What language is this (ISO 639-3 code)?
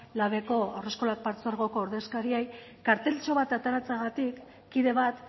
eus